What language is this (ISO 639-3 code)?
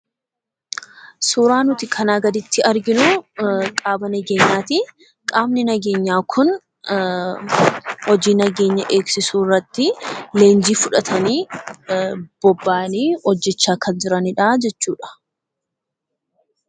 orm